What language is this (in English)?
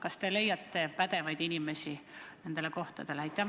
Estonian